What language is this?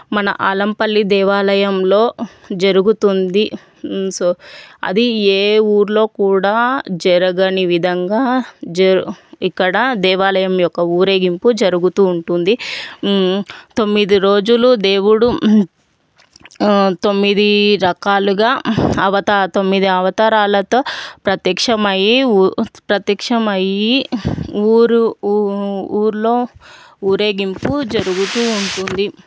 Telugu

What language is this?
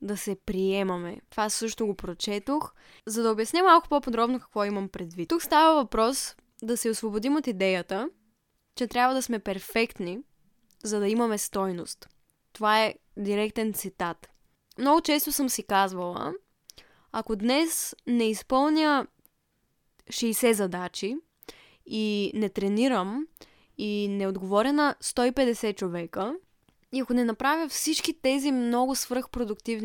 Bulgarian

